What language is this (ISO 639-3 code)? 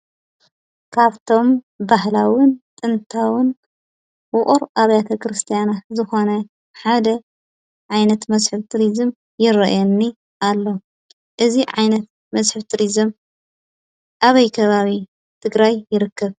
tir